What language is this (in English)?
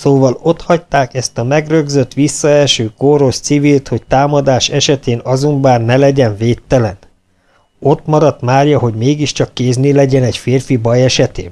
Hungarian